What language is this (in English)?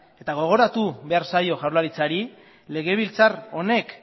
Basque